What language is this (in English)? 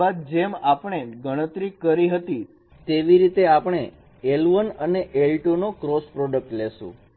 Gujarati